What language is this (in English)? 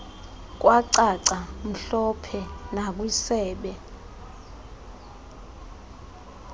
Xhosa